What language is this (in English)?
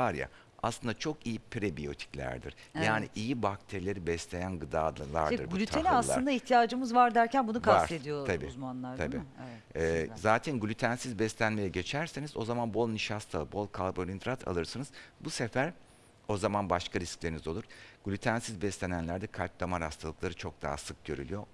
Turkish